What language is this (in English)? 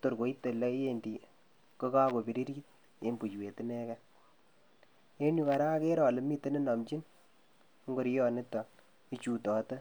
Kalenjin